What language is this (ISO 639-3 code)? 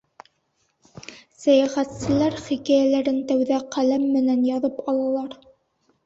bak